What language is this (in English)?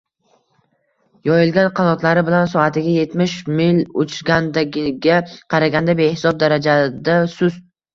Uzbek